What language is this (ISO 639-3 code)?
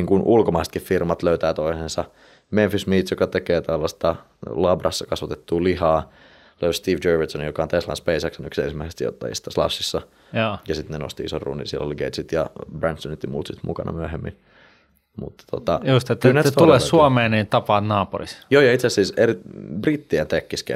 fin